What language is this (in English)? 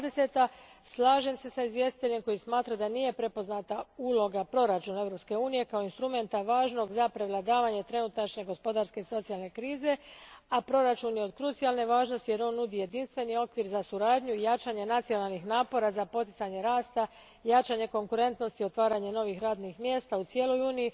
Croatian